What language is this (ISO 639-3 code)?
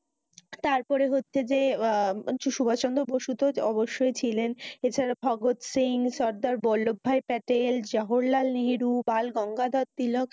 ben